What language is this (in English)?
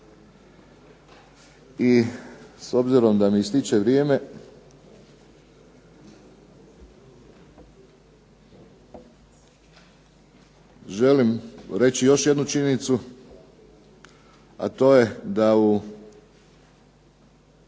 Croatian